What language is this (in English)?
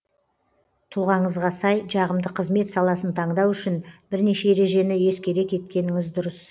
Kazakh